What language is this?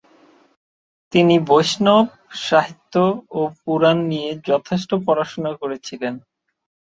Bangla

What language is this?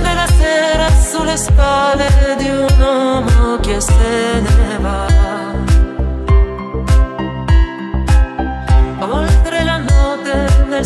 Romanian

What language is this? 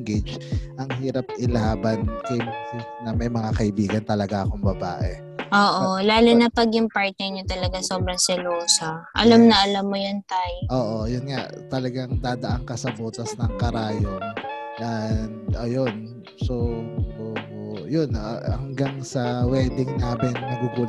Filipino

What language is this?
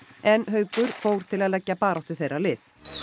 Icelandic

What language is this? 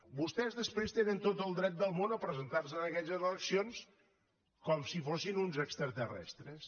Catalan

